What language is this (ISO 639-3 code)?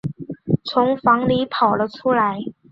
zho